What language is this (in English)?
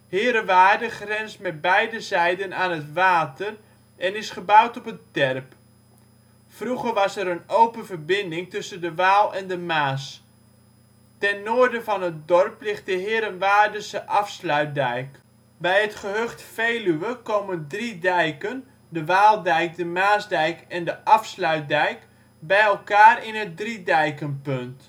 Dutch